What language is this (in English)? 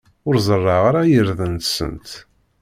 Kabyle